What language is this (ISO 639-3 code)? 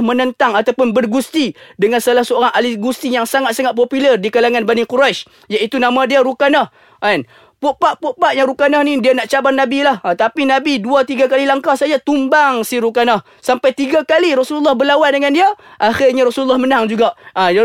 msa